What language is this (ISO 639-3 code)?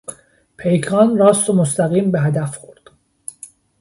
fas